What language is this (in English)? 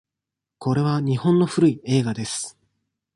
Japanese